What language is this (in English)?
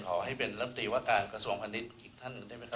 Thai